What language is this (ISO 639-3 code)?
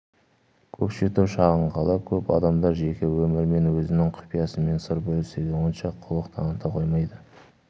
kaz